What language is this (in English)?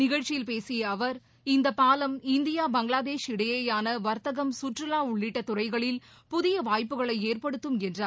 Tamil